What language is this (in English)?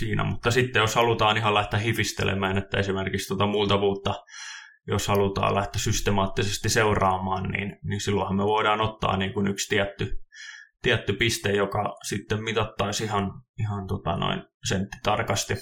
Finnish